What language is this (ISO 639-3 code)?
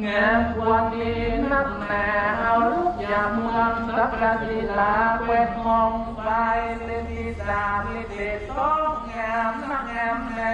tha